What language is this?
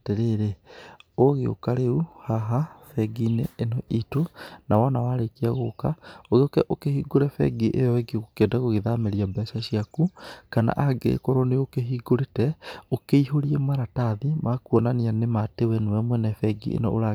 Kikuyu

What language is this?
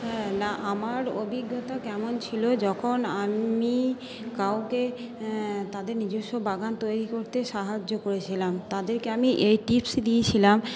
Bangla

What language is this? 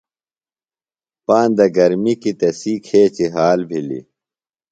Phalura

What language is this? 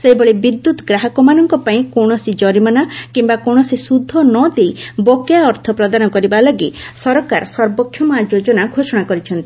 Odia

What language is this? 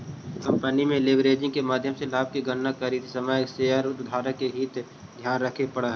Magahi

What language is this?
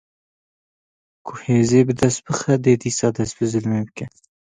Kurdish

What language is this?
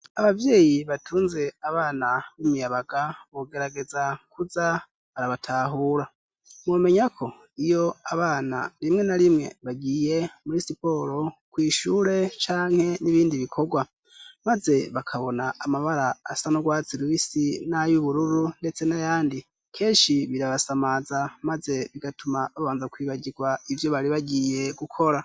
Rundi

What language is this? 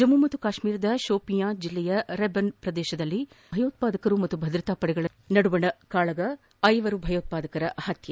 Kannada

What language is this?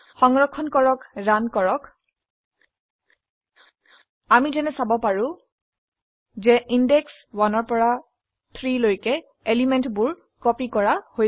Assamese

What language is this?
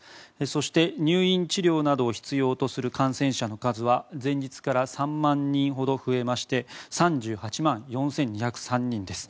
Japanese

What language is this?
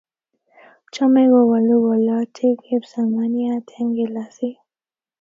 Kalenjin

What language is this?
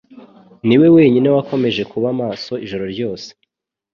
Kinyarwanda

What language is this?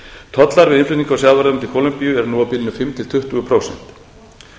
Icelandic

